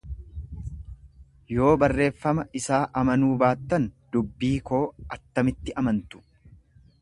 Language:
Oromo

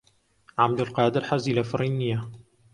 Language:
Central Kurdish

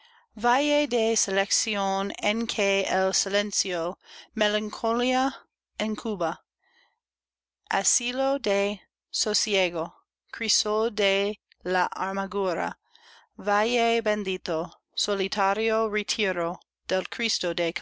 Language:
Spanish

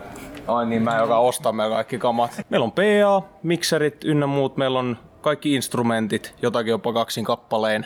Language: Finnish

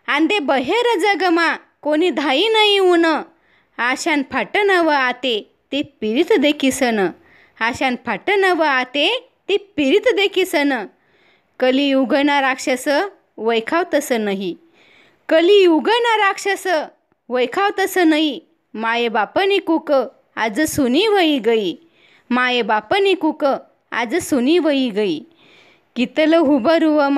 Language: Marathi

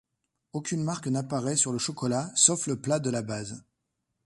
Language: French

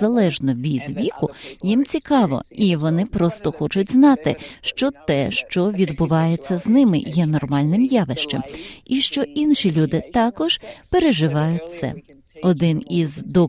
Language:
Ukrainian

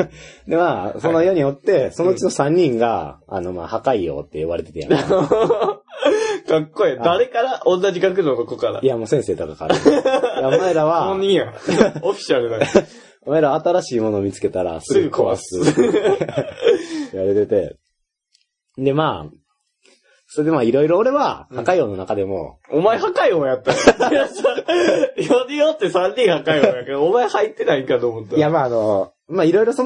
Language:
Japanese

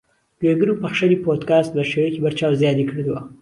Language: Central Kurdish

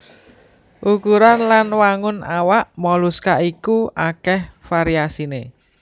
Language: Javanese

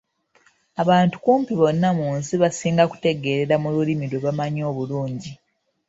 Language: Ganda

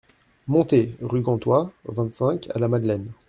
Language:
French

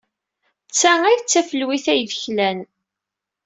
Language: Kabyle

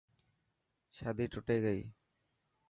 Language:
Dhatki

